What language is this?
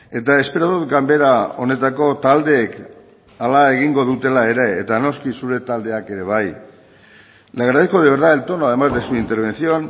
Basque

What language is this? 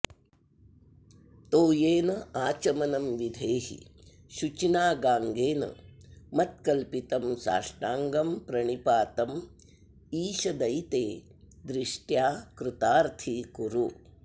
Sanskrit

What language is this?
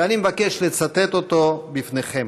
Hebrew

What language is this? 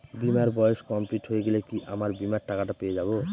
Bangla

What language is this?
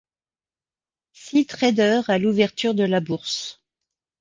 French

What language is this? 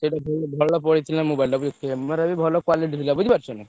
Odia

